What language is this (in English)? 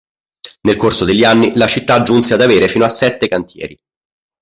Italian